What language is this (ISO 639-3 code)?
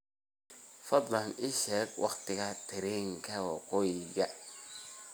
som